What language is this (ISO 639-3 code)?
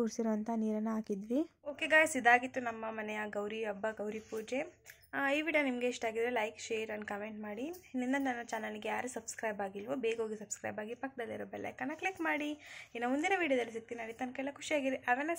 kan